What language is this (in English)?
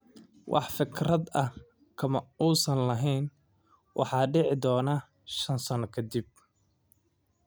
Somali